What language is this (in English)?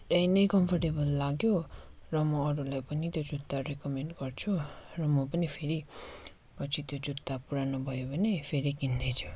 Nepali